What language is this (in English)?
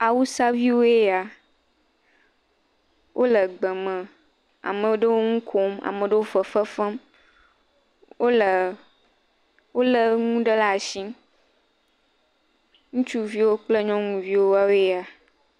Ewe